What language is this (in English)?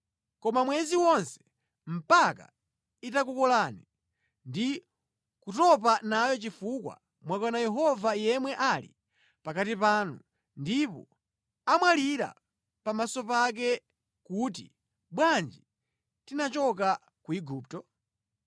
Nyanja